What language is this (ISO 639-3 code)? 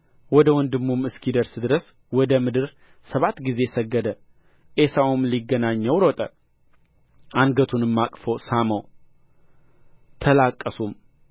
amh